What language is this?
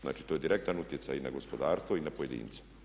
Croatian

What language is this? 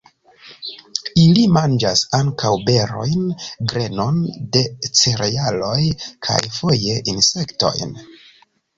Esperanto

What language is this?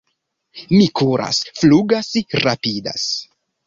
Esperanto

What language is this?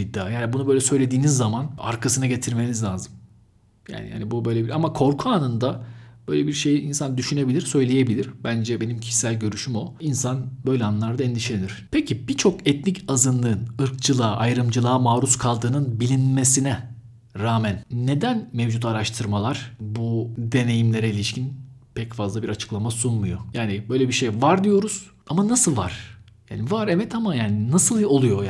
Turkish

